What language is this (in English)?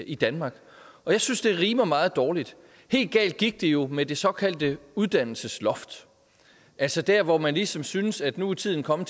Danish